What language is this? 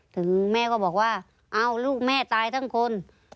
Thai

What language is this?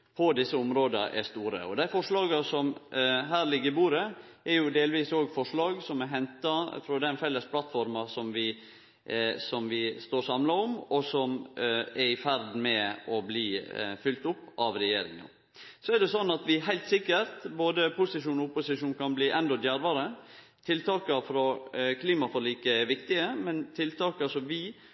Norwegian Nynorsk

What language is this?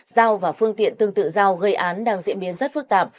Vietnamese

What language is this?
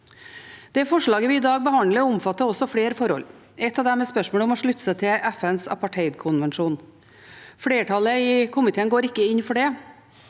Norwegian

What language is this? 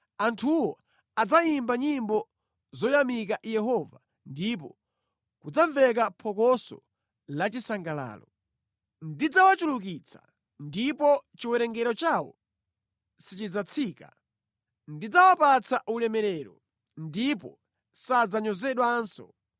Nyanja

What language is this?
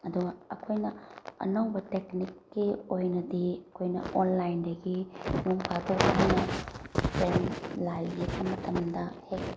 Manipuri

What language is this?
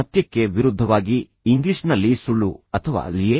Kannada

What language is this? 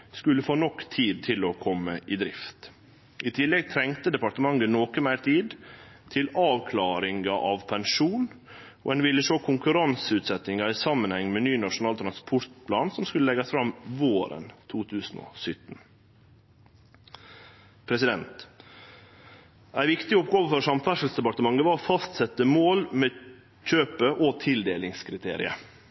Norwegian Nynorsk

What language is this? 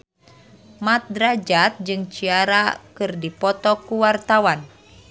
Sundanese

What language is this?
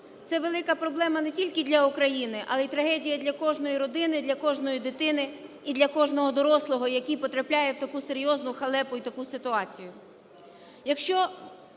Ukrainian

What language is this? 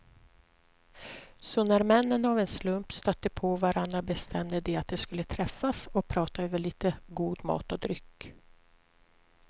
Swedish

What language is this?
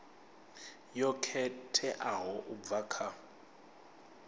Venda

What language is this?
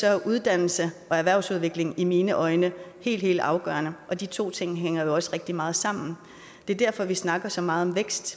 Danish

